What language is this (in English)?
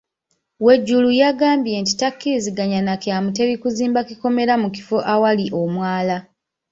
Ganda